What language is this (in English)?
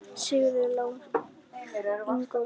Icelandic